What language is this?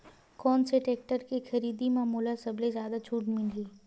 Chhattisgarhi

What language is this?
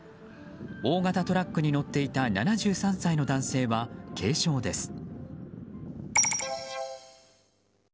Japanese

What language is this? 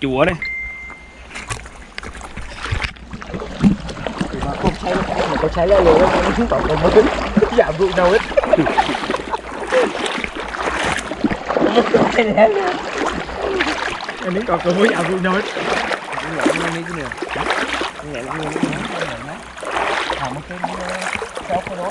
Vietnamese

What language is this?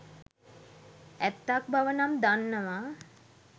Sinhala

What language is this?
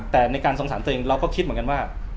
Thai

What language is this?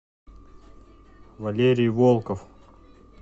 Russian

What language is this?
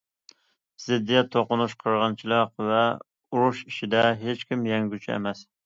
Uyghur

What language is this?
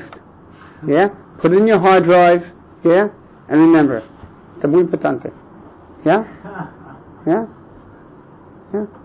English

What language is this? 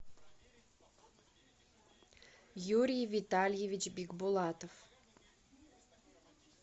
Russian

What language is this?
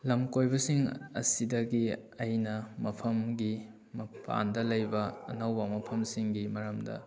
Manipuri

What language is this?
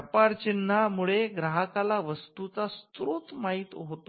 Marathi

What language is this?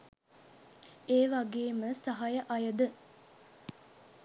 Sinhala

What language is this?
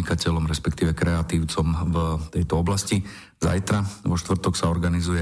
Slovak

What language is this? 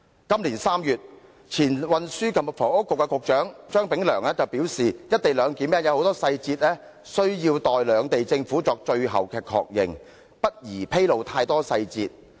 Cantonese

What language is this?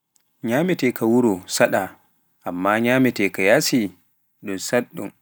Pular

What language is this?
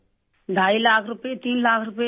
Urdu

